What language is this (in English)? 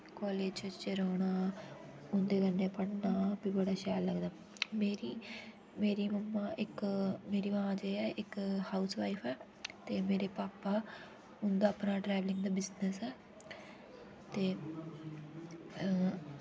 Dogri